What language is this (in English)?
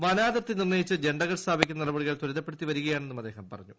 Malayalam